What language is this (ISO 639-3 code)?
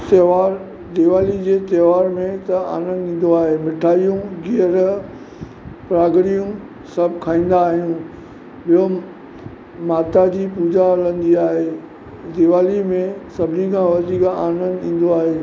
snd